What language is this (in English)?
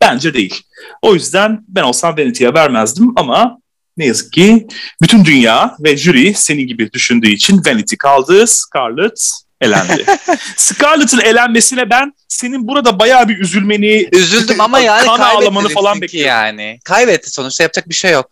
Turkish